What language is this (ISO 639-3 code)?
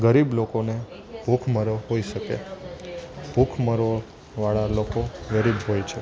guj